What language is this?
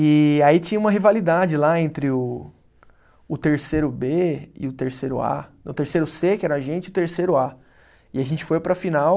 Portuguese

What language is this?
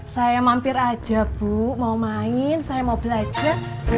Indonesian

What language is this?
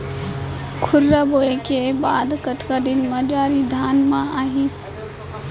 Chhattisgarhi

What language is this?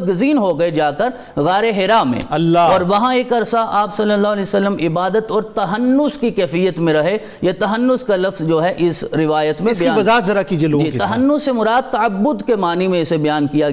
Urdu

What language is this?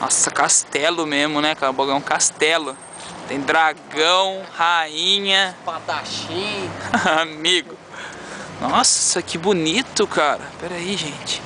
Portuguese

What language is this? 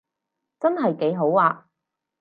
Cantonese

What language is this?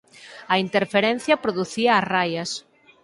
Galician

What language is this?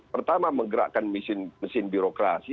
Indonesian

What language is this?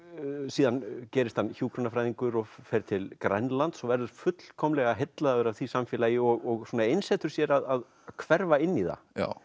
Icelandic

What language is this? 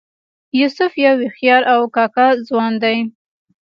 Pashto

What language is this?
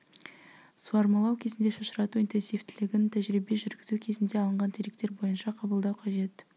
Kazakh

